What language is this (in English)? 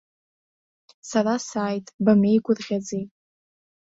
Abkhazian